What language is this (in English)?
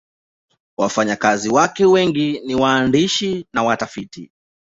Swahili